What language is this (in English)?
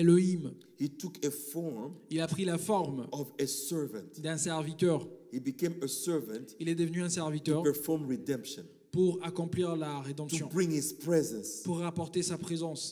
French